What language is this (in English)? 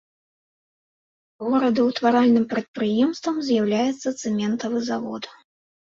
Belarusian